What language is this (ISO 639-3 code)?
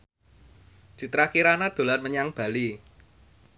jav